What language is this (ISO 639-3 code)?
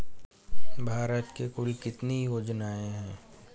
hin